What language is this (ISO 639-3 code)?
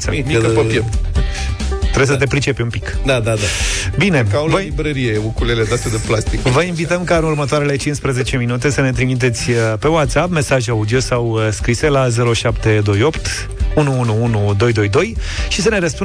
ron